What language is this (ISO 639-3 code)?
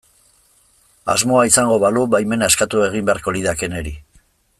eus